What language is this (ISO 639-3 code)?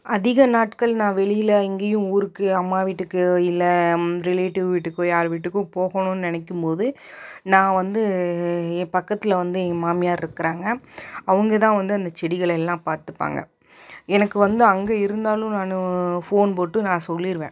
tam